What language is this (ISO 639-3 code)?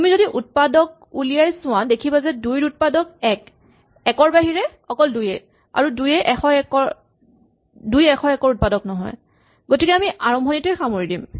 asm